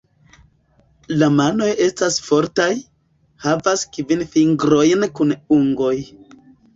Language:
Esperanto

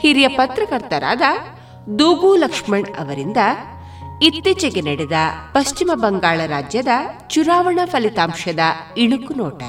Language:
Kannada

